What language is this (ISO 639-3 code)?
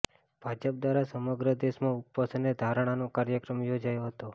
guj